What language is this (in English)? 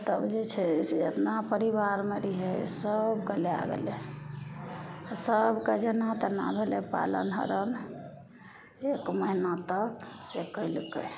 Maithili